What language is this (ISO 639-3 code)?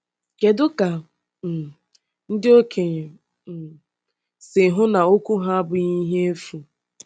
ibo